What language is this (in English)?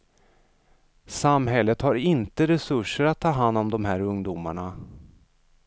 Swedish